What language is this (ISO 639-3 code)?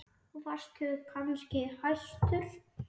isl